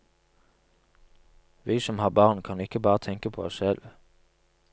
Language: Norwegian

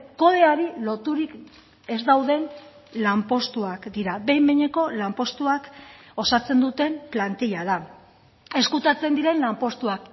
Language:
Basque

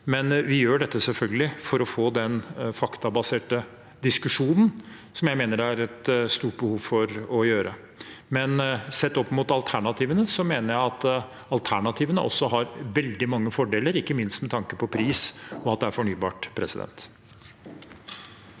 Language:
Norwegian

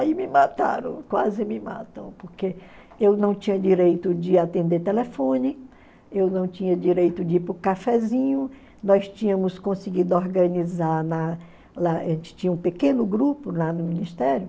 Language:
Portuguese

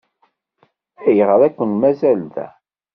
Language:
Kabyle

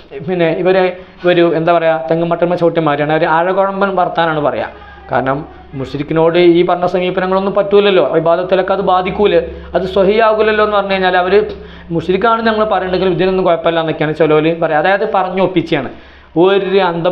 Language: Malayalam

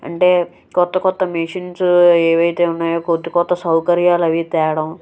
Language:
Telugu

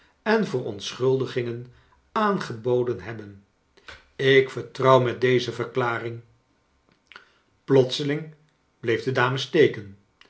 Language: Dutch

